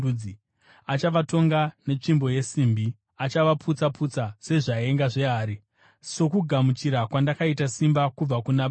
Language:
Shona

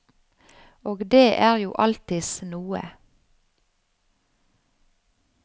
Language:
Norwegian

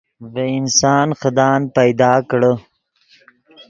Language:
Yidgha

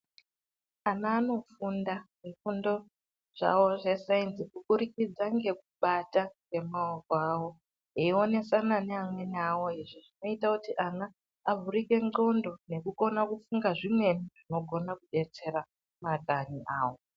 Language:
Ndau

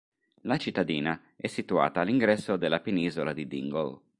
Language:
Italian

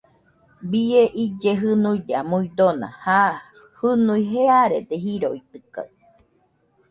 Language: Nüpode Huitoto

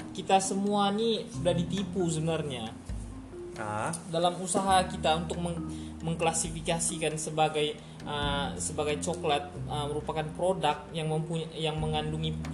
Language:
Malay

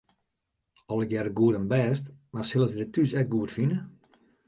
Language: Western Frisian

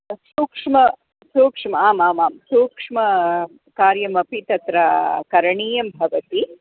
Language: Sanskrit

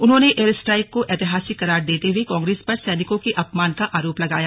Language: Hindi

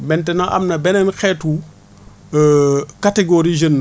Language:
Wolof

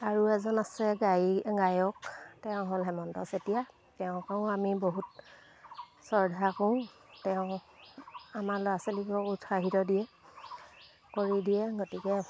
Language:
Assamese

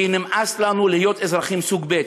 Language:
Hebrew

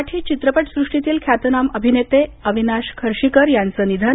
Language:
Marathi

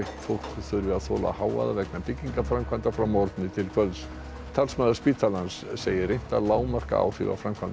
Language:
Icelandic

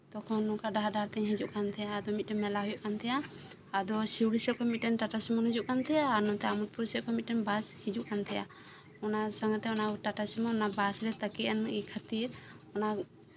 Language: Santali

